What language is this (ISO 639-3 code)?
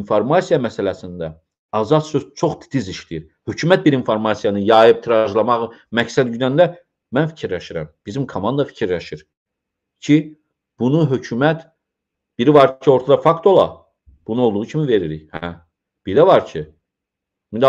tur